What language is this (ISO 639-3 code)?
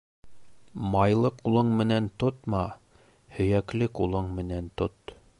bak